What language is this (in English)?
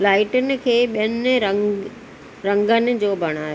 Sindhi